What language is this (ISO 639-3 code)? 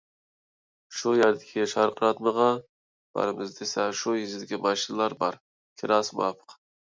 uig